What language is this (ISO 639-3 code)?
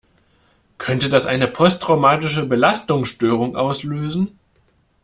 deu